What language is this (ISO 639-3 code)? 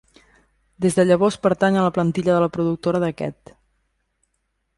cat